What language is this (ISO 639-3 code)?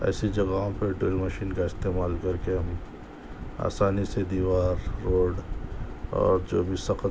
urd